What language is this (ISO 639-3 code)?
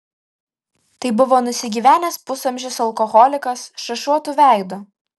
lit